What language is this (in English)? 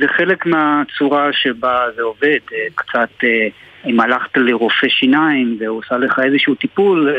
Hebrew